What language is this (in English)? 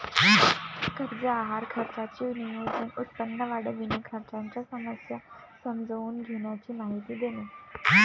Marathi